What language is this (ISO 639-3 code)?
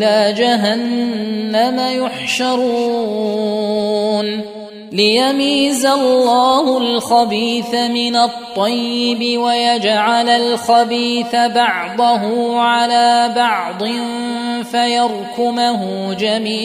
ara